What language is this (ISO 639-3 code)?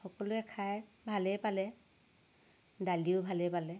asm